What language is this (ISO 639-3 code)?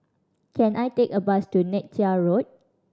eng